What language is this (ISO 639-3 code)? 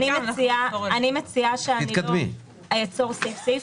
heb